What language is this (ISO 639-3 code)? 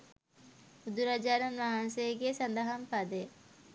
sin